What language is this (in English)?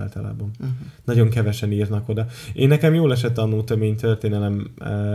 Hungarian